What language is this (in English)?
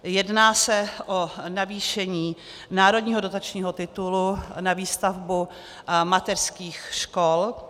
Czech